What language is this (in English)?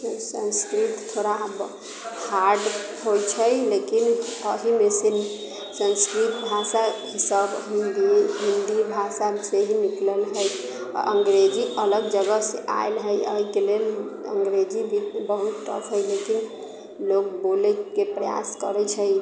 Maithili